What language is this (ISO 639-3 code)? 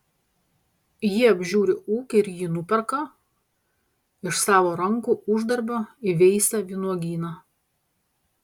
lit